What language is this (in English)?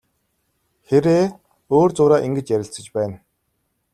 Mongolian